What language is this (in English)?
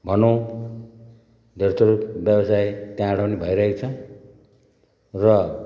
Nepali